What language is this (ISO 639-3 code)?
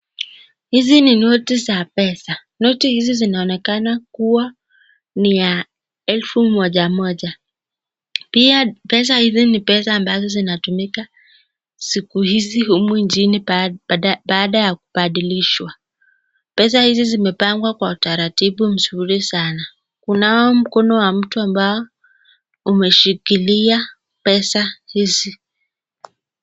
swa